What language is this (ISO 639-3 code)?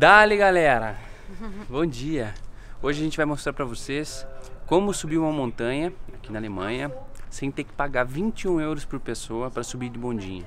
por